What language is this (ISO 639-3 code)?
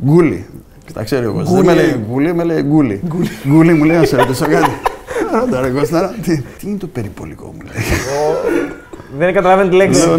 ell